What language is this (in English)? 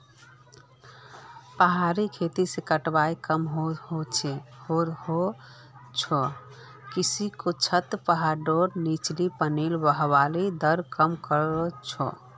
Magahi